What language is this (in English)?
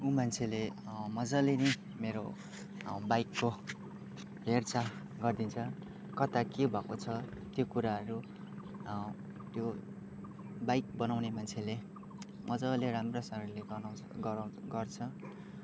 Nepali